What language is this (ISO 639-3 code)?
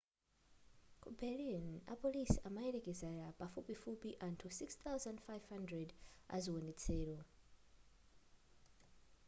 nya